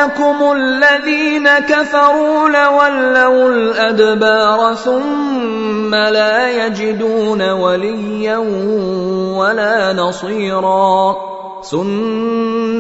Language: Arabic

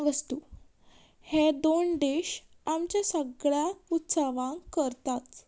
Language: Konkani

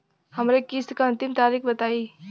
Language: Bhojpuri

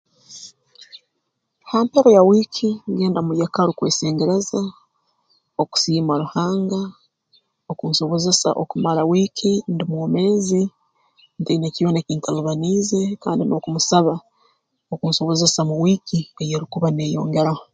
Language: Tooro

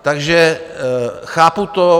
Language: Czech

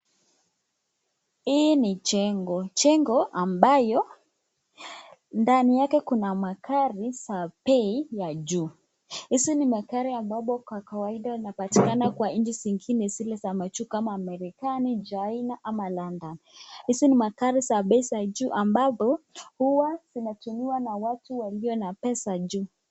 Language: Swahili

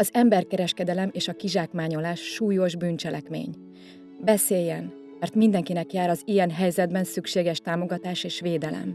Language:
Hungarian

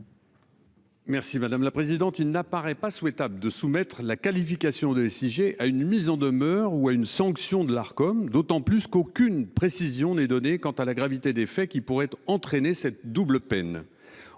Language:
French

